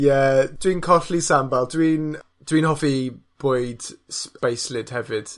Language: Welsh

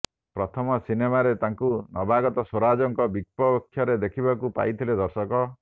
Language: Odia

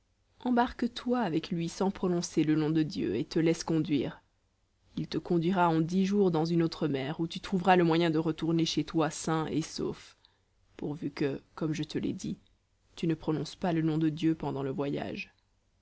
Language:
French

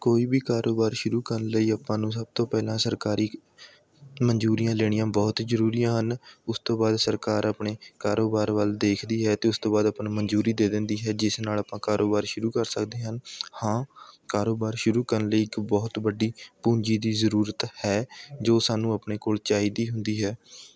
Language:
Punjabi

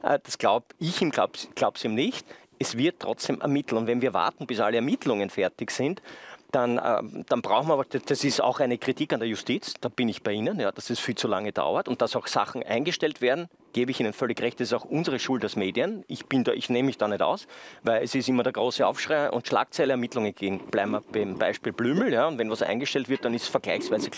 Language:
German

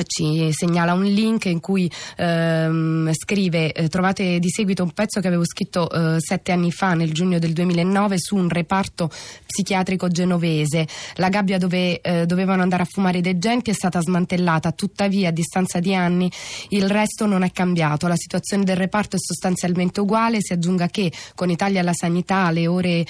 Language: Italian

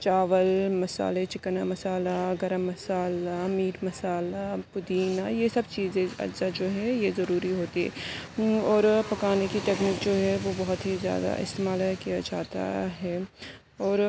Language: Urdu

